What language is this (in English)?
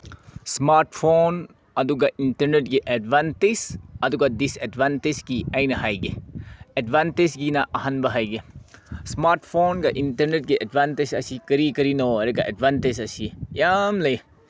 Manipuri